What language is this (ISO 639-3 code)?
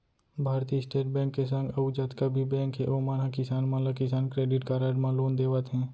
hne